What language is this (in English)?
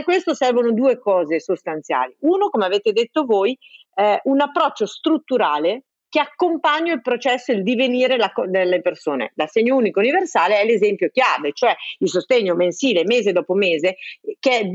Italian